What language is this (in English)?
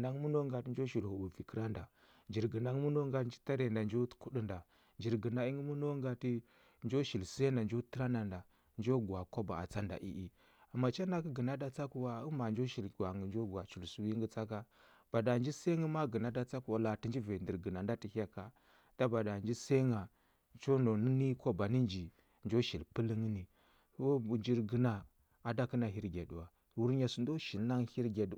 Huba